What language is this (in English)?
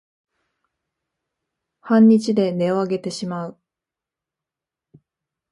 Japanese